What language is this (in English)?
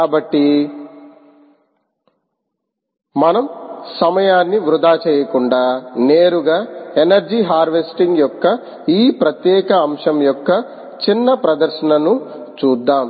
Telugu